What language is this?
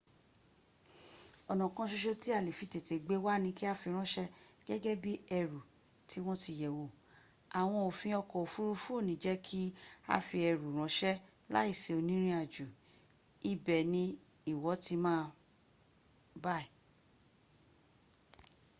Yoruba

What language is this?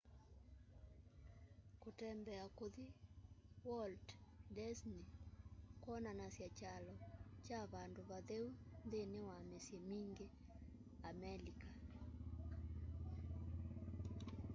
Kamba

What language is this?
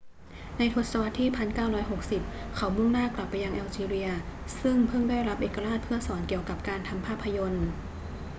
Thai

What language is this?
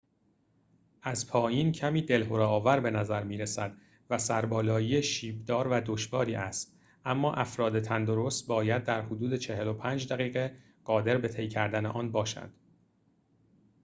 Persian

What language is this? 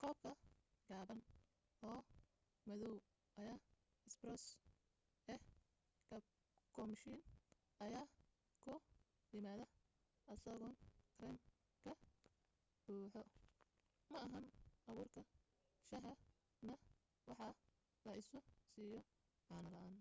Somali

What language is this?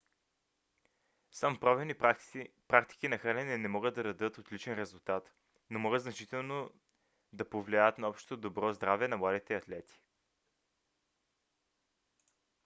Bulgarian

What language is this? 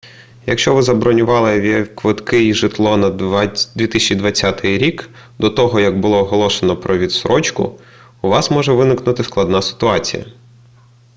Ukrainian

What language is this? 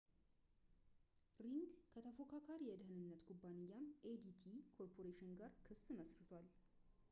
Amharic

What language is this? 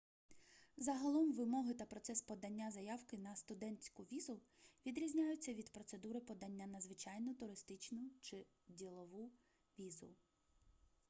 Ukrainian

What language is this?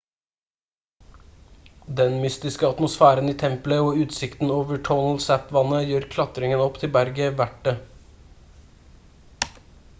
Norwegian Bokmål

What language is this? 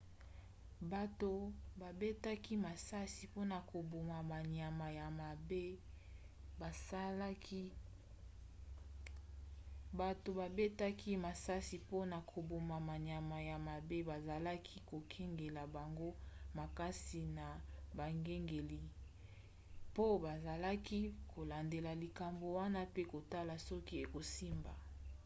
Lingala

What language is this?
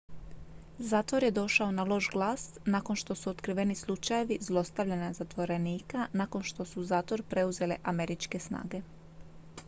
Croatian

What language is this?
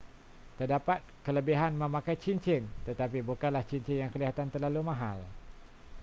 Malay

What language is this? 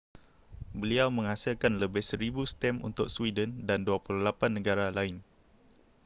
Malay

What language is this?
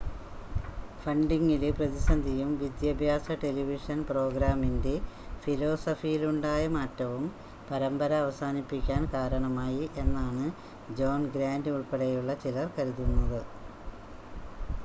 Malayalam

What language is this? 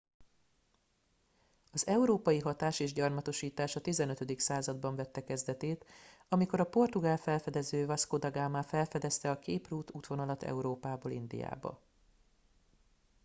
Hungarian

